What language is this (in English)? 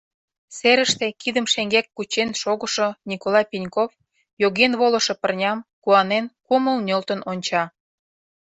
Mari